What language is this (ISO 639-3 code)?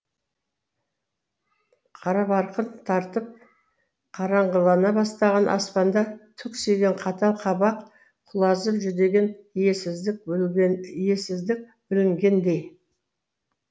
kaz